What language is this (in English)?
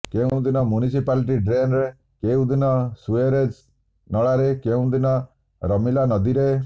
Odia